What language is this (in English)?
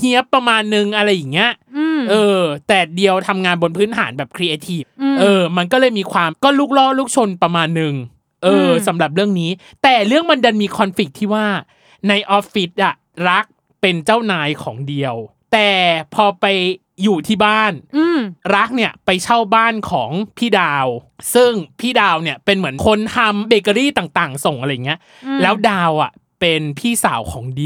Thai